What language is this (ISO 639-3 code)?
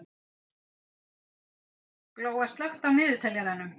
isl